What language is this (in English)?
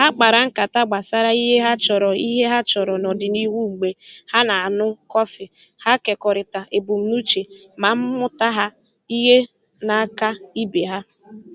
Igbo